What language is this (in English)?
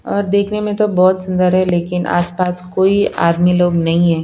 Hindi